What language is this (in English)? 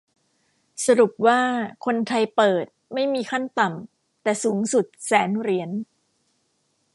Thai